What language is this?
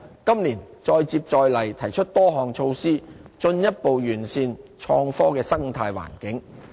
Cantonese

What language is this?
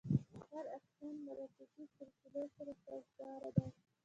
Pashto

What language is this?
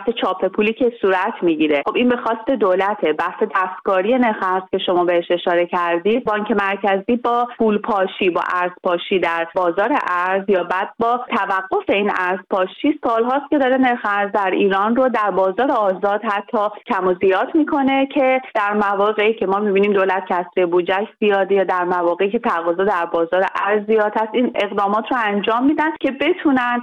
Persian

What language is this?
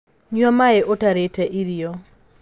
Kikuyu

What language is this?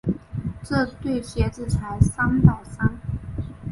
Chinese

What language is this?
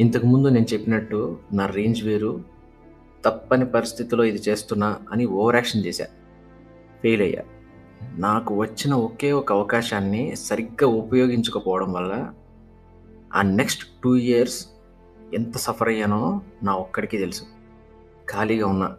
Telugu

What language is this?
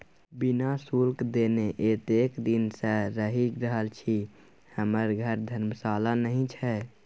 Maithili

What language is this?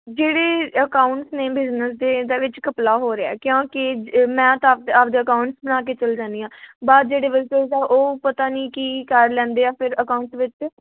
Punjabi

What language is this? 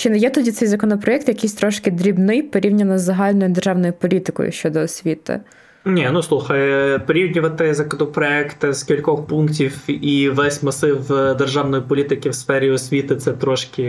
Ukrainian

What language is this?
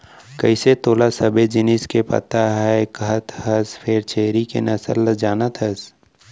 Chhattisgarhi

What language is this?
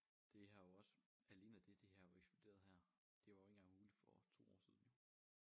Danish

